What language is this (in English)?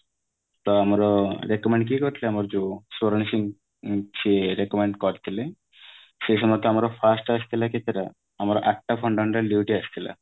Odia